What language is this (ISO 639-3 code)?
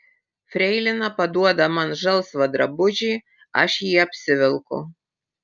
lit